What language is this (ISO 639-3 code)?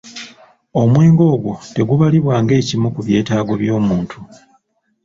lug